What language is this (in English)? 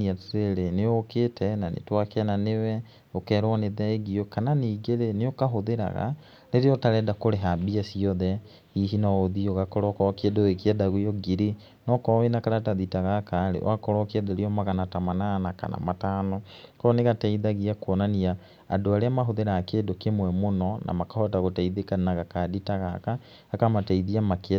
Kikuyu